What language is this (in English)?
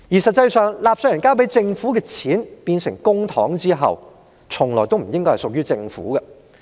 Cantonese